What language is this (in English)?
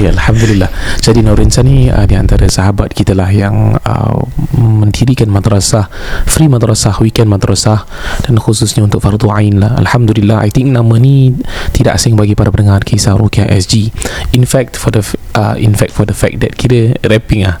Malay